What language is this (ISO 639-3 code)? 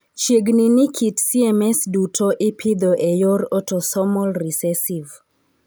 luo